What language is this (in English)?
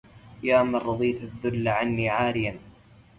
Arabic